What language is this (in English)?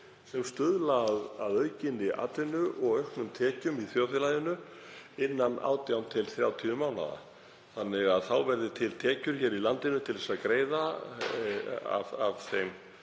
Icelandic